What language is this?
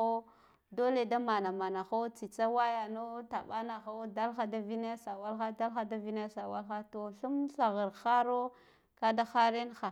Guduf-Gava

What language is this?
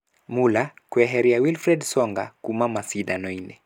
Kikuyu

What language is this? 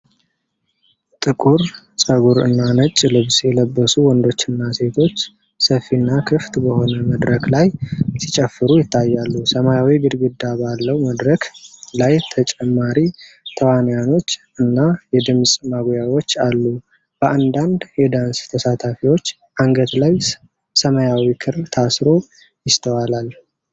Amharic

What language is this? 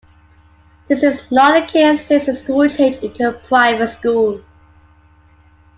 English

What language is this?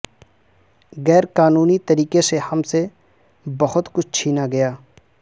Urdu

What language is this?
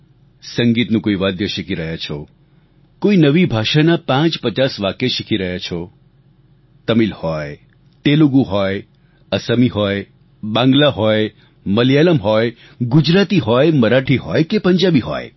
Gujarati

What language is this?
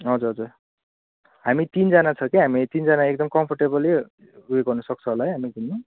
Nepali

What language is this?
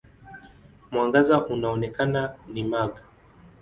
Swahili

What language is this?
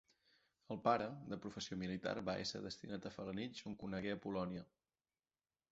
Catalan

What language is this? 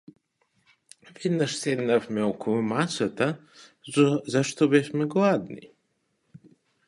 Macedonian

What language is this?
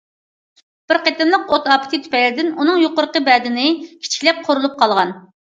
Uyghur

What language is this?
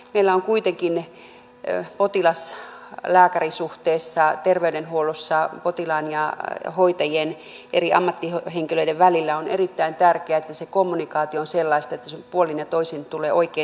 Finnish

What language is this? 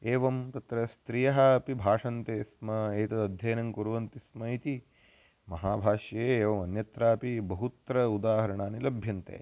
Sanskrit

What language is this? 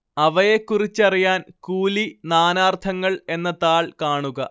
Malayalam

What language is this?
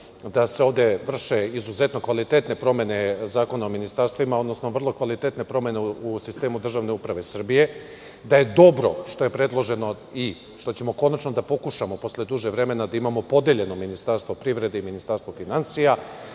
Serbian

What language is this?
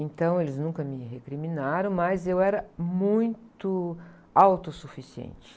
Portuguese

